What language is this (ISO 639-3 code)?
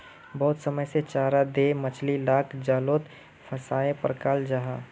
mag